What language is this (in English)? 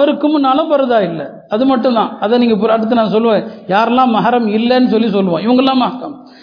Tamil